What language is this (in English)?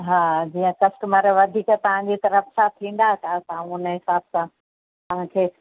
Sindhi